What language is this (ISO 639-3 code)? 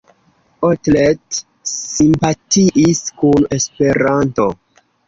epo